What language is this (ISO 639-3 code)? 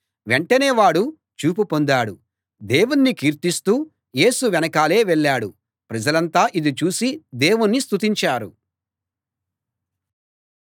tel